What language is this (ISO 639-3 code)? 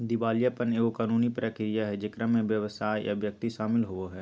mag